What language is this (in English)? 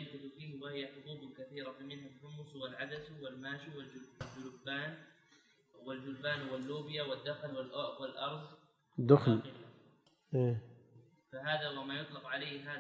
Arabic